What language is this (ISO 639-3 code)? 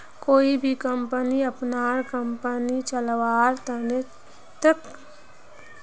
mag